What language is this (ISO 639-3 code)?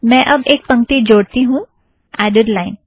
hin